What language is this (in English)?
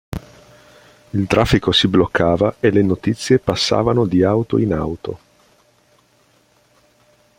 Italian